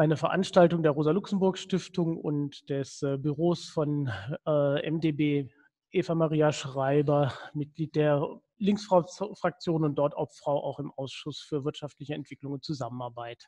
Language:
German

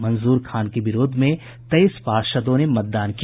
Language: Hindi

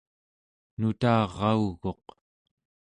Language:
Central Yupik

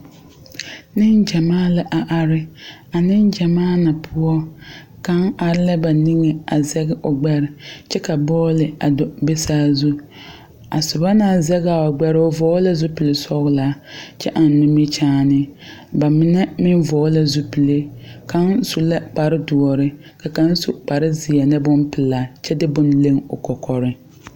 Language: Southern Dagaare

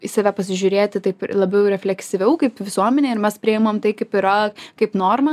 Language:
Lithuanian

